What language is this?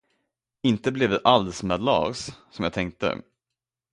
Swedish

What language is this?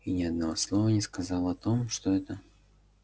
Russian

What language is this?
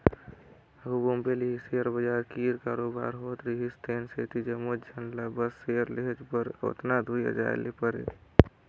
Chhattisgarhi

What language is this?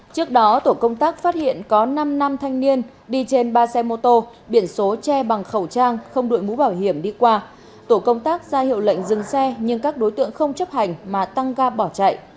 Vietnamese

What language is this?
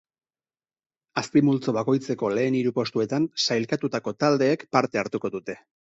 Basque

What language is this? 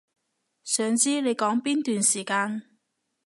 Cantonese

